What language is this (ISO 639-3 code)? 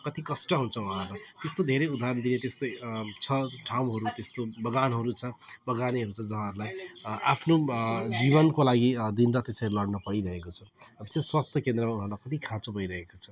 nep